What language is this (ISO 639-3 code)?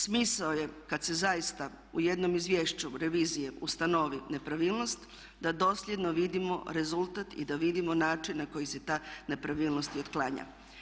hrv